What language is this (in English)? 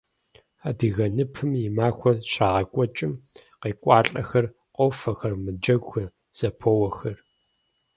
Kabardian